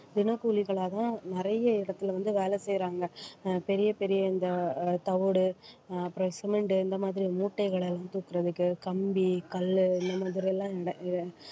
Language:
Tamil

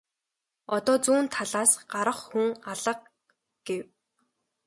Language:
Mongolian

